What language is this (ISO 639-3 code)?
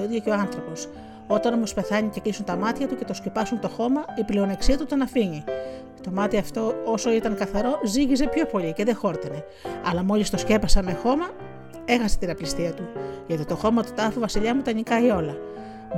ell